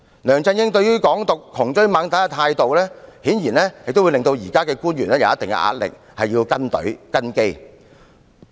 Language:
Cantonese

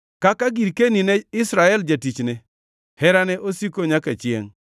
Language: Luo (Kenya and Tanzania)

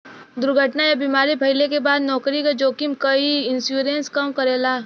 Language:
Bhojpuri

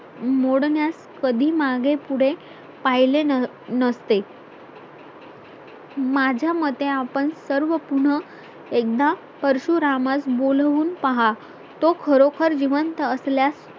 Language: Marathi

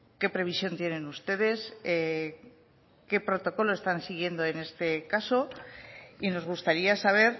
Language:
Spanish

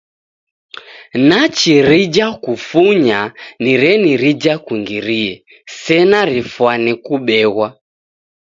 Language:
Taita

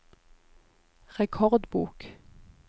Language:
Norwegian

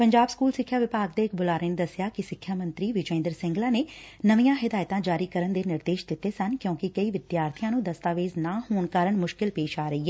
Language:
Punjabi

